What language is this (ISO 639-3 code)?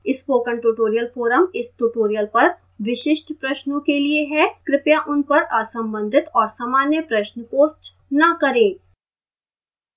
hin